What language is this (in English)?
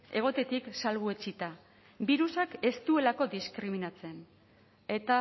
Basque